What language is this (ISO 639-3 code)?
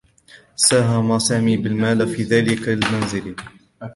ara